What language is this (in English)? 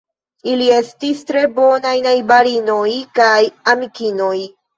Esperanto